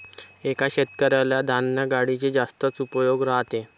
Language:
Marathi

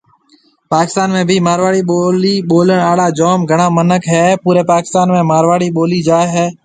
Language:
Marwari (Pakistan)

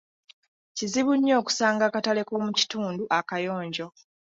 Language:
Ganda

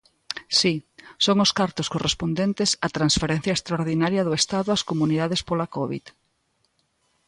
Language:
Galician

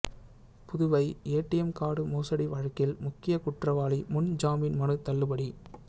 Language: Tamil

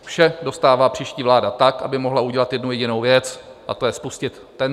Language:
Czech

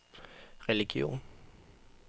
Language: Danish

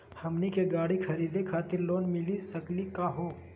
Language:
Magahi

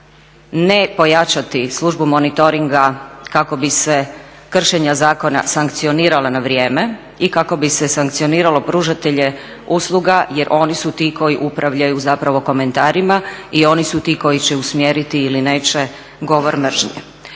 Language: Croatian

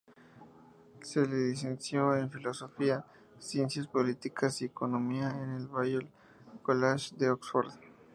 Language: Spanish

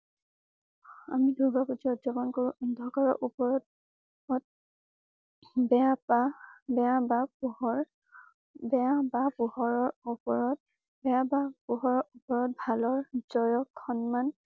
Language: Assamese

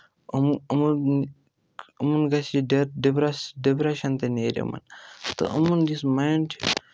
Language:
Kashmiri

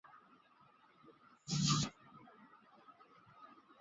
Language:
Chinese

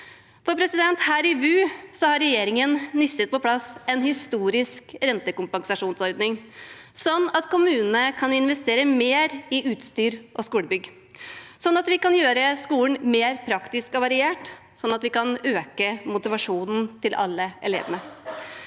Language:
Norwegian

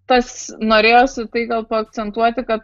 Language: Lithuanian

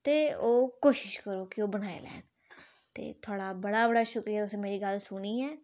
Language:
Dogri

